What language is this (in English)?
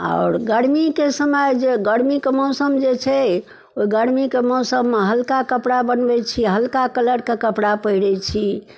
Maithili